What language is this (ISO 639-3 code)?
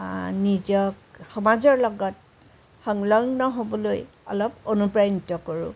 asm